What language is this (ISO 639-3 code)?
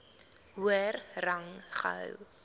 afr